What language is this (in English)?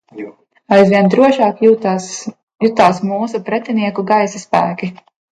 Latvian